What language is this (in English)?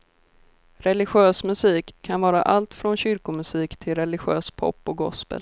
Swedish